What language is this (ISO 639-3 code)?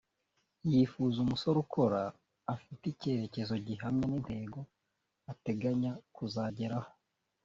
kin